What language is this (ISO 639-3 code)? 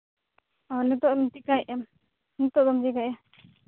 sat